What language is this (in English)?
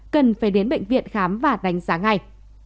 Vietnamese